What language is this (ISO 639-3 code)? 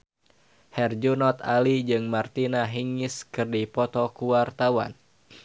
sun